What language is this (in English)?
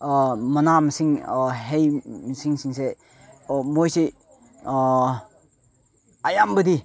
Manipuri